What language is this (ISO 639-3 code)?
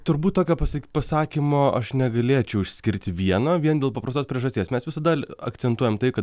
lit